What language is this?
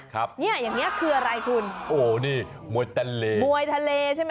Thai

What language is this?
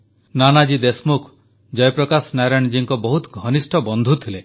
Odia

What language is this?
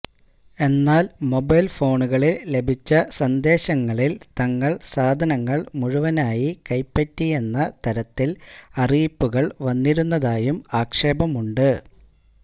Malayalam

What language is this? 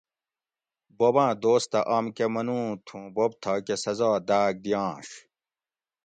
Gawri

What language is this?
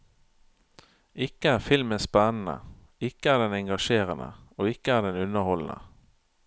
Norwegian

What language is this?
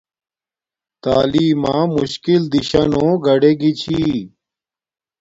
Domaaki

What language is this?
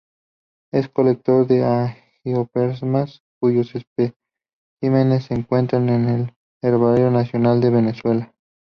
Spanish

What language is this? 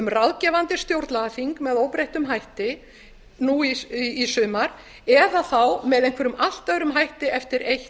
Icelandic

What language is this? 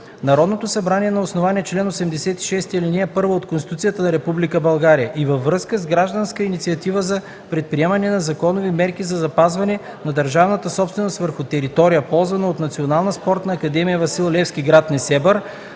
Bulgarian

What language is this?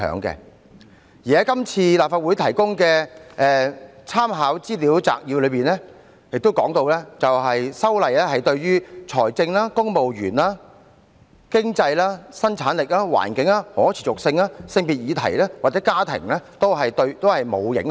Cantonese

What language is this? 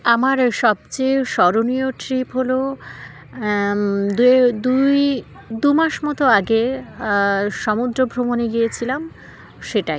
Bangla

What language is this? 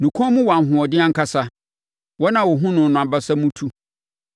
Akan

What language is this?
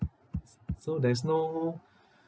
English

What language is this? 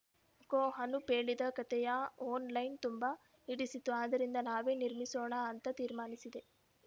Kannada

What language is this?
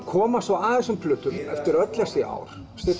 Icelandic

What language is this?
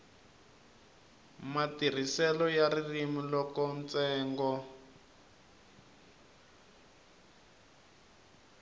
Tsonga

